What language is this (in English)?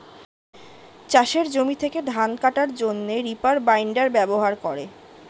Bangla